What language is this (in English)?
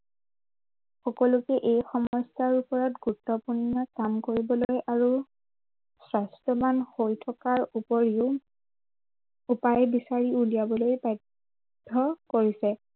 Assamese